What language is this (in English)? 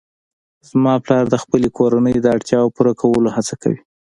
Pashto